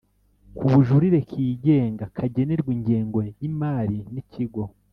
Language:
Kinyarwanda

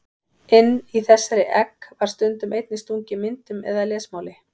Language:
Icelandic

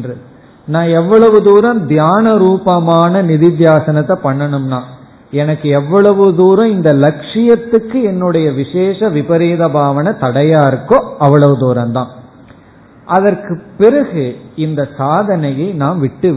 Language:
Tamil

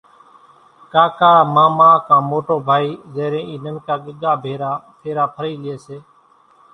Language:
Kachi Koli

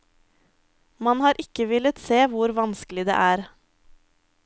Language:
Norwegian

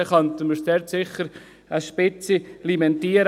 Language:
Swiss German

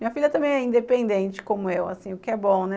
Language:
Portuguese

